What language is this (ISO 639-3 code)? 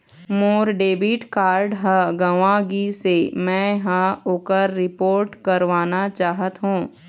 hne